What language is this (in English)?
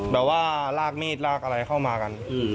Thai